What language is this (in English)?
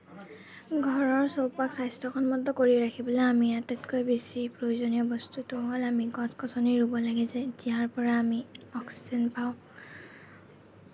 Assamese